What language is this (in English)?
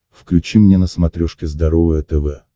Russian